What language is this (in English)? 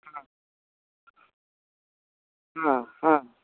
Santali